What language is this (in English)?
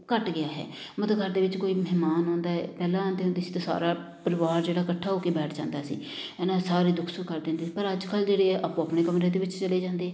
Punjabi